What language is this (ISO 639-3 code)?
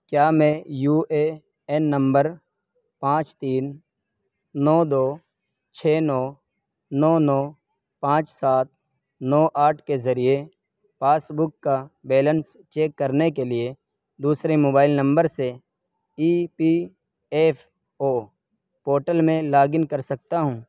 urd